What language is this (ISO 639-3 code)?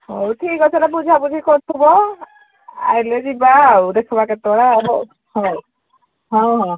ori